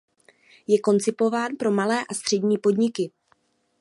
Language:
Czech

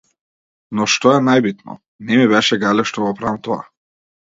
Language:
Macedonian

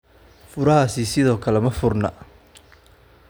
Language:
Somali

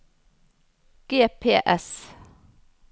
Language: Norwegian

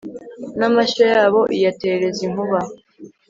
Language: Kinyarwanda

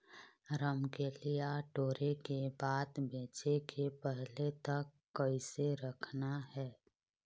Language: Chhattisgarhi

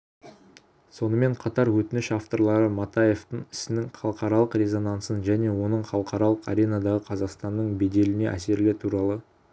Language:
Kazakh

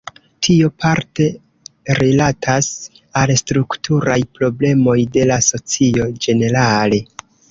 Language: Esperanto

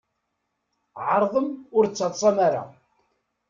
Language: Kabyle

